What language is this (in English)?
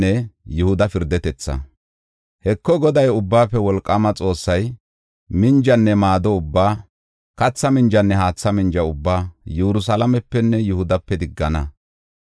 Gofa